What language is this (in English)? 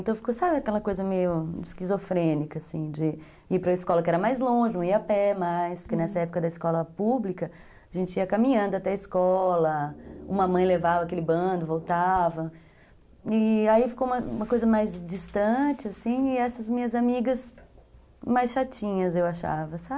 Portuguese